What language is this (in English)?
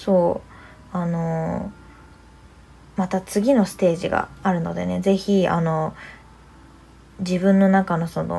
Japanese